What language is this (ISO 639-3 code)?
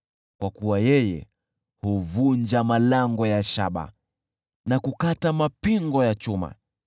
swa